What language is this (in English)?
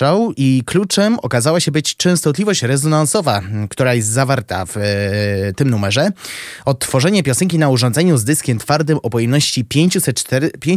Polish